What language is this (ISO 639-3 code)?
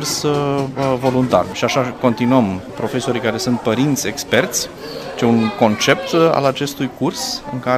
ron